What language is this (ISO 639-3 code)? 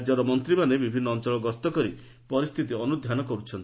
ori